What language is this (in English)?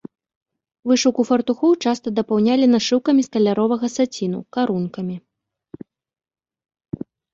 Belarusian